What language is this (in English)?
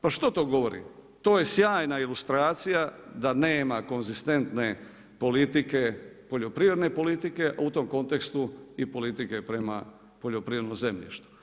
Croatian